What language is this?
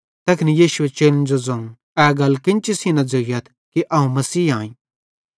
Bhadrawahi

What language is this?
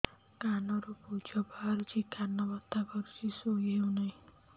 Odia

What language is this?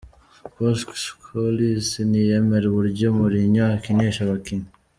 Kinyarwanda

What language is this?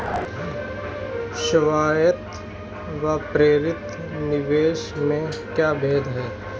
Hindi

